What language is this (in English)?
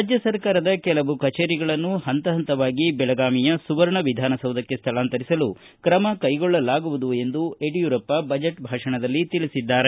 Kannada